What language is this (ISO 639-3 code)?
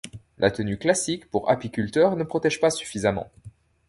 fra